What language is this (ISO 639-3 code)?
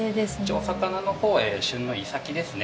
jpn